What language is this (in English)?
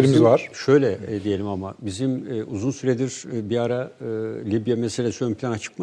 Turkish